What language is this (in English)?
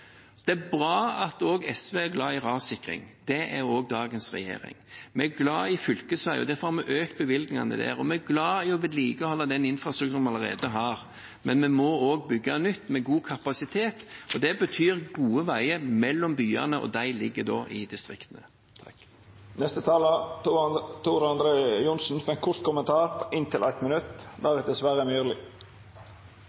Norwegian